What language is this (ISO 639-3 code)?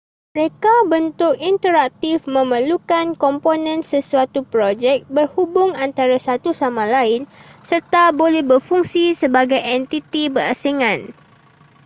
msa